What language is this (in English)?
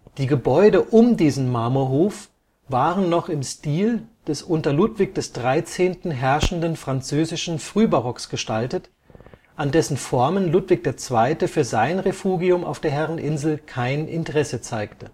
German